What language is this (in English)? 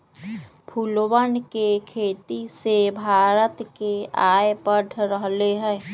Magahi